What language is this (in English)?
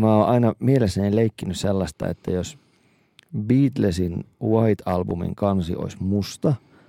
Finnish